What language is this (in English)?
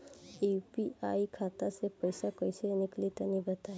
Bhojpuri